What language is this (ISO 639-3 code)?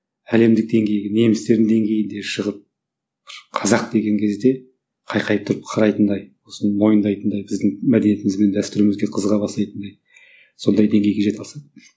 kaz